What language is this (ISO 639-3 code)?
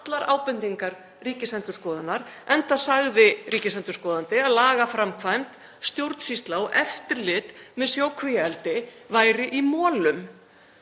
isl